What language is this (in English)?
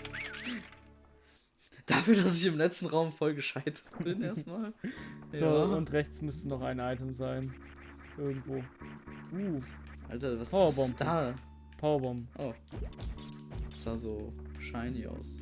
German